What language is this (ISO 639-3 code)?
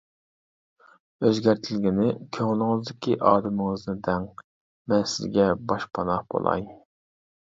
uig